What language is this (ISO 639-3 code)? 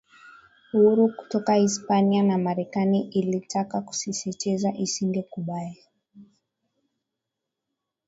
swa